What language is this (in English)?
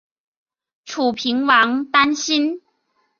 Chinese